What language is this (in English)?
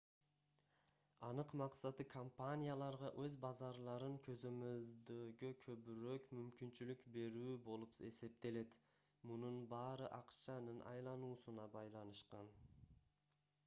Kyrgyz